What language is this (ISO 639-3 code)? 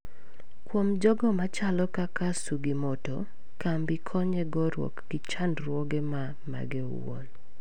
luo